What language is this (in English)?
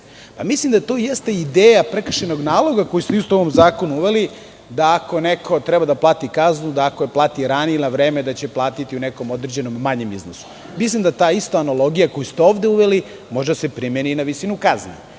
Serbian